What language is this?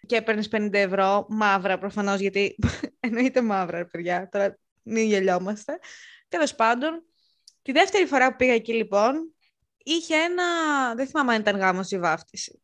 Greek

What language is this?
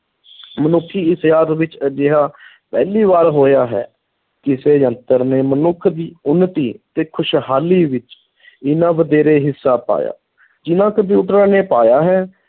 Punjabi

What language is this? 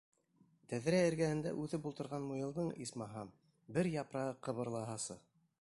Bashkir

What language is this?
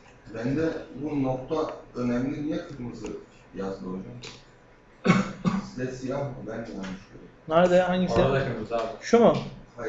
Turkish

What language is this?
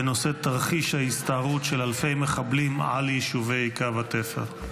Hebrew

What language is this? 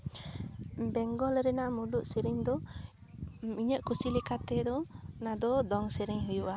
Santali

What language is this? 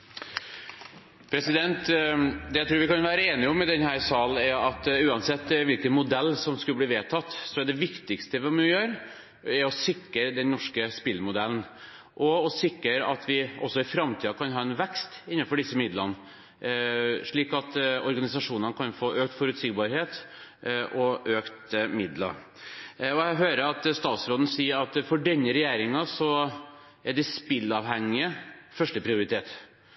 Norwegian Bokmål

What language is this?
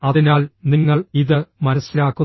Malayalam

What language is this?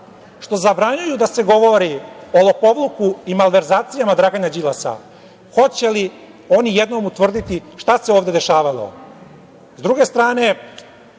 Serbian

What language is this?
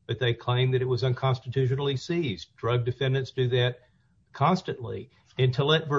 English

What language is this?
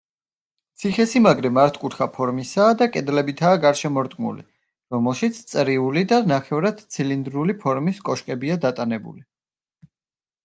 Georgian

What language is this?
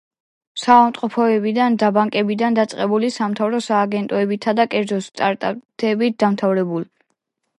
Georgian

